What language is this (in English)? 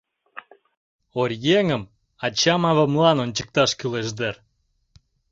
Mari